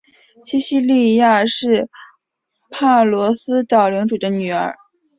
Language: Chinese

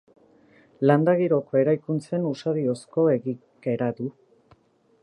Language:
Basque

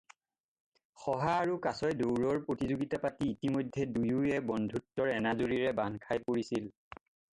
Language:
Assamese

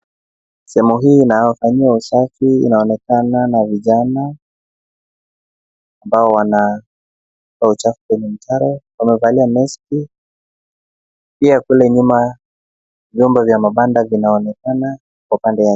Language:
Swahili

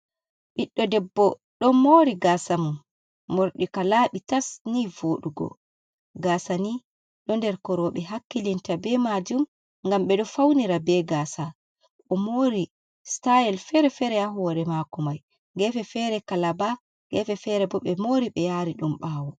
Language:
Fula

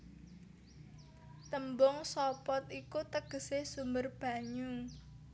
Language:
Javanese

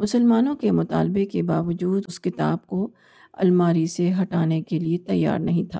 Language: Urdu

